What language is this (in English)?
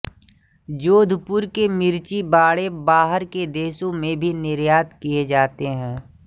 Hindi